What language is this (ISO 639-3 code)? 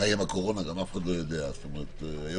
heb